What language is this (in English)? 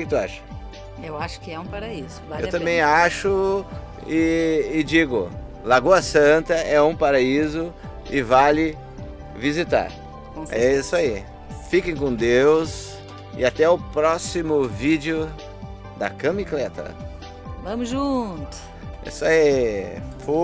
Portuguese